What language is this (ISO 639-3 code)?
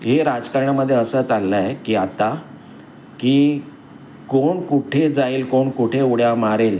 mar